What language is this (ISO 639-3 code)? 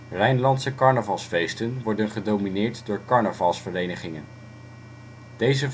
nld